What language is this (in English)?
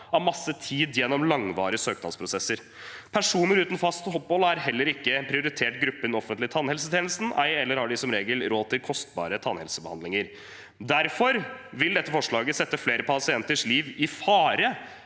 Norwegian